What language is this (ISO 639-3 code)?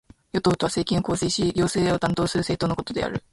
jpn